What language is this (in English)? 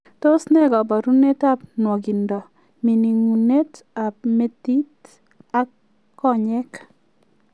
Kalenjin